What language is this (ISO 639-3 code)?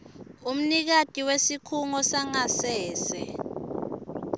ssw